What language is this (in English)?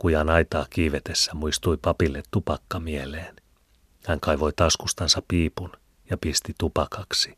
Finnish